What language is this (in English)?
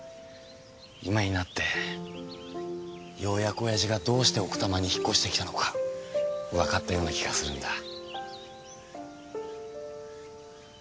Japanese